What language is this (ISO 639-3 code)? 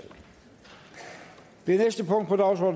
dan